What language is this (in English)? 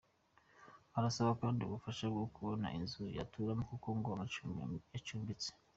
Kinyarwanda